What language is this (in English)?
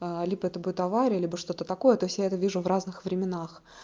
Russian